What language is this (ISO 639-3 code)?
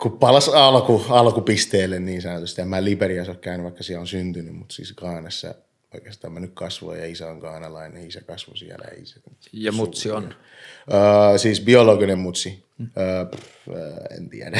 fin